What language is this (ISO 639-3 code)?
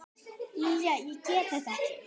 isl